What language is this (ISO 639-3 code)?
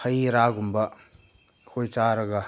mni